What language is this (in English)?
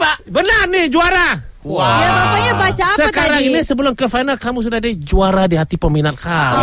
Malay